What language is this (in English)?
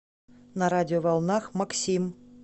Russian